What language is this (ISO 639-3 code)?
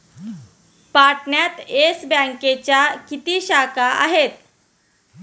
mar